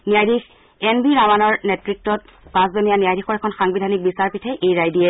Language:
Assamese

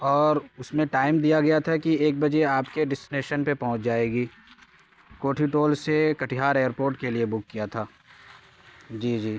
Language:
Urdu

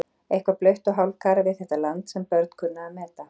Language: Icelandic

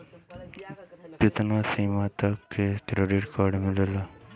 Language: Bhojpuri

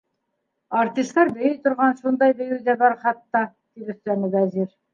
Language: Bashkir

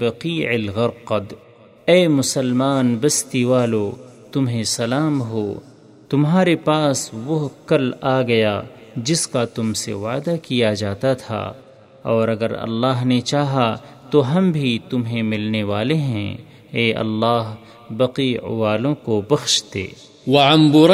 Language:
Urdu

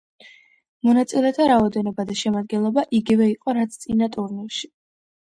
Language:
Georgian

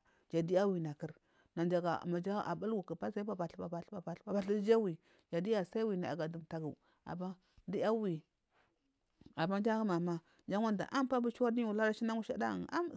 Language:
Marghi South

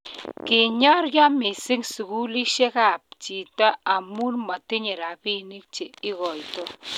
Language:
Kalenjin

